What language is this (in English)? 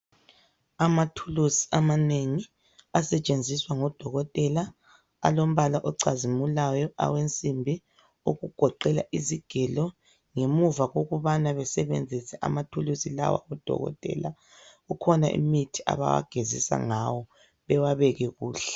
North Ndebele